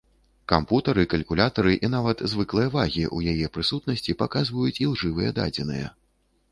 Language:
Belarusian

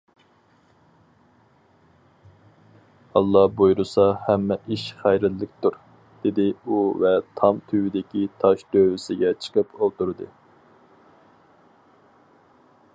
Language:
Uyghur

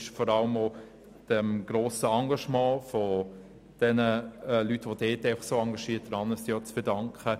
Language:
Swiss German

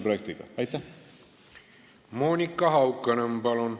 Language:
Estonian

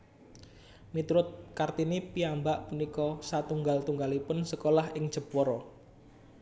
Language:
Javanese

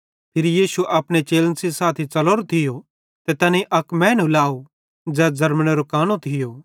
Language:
Bhadrawahi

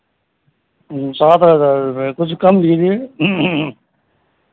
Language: Hindi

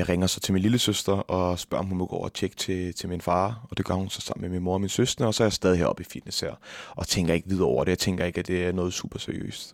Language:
Danish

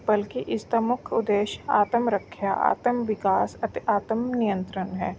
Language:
Punjabi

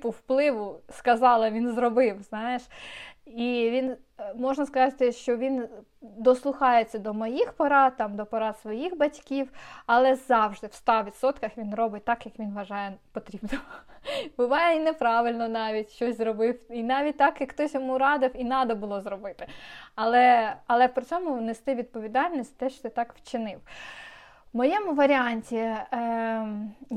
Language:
Ukrainian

